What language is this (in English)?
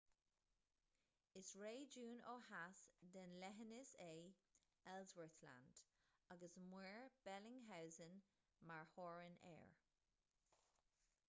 Irish